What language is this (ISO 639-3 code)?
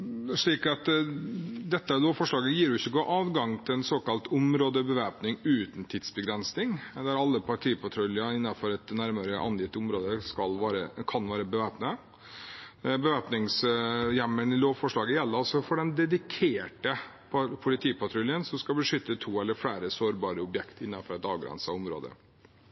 nob